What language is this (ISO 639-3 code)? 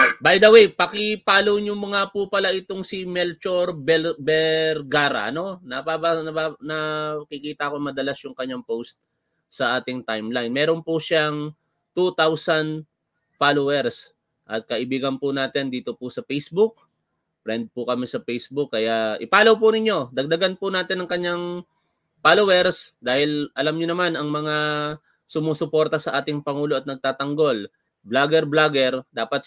fil